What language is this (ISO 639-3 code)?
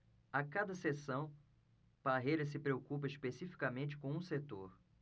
por